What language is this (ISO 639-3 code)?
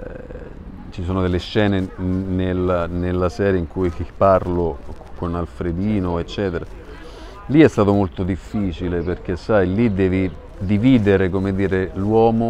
ita